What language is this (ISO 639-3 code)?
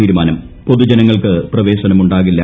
mal